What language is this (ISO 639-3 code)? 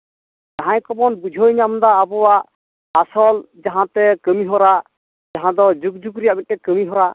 sat